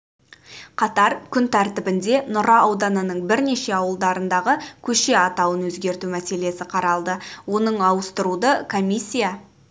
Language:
Kazakh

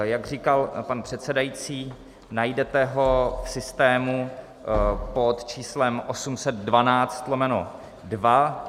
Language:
Czech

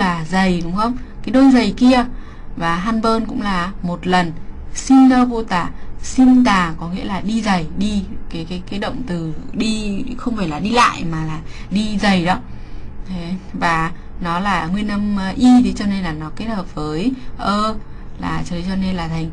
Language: Vietnamese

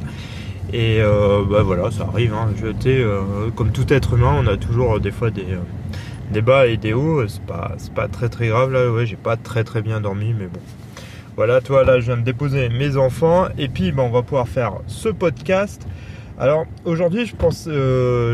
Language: French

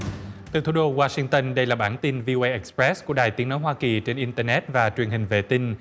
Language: Vietnamese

